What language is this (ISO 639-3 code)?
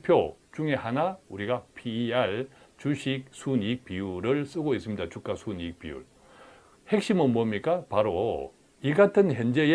kor